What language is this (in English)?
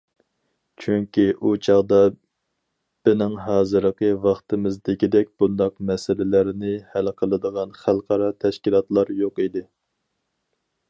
Uyghur